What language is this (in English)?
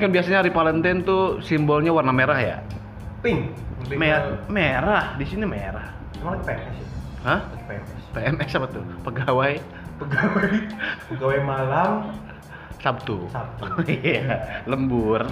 Indonesian